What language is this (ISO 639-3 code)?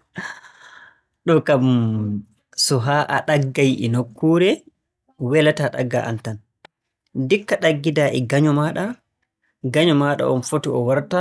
fue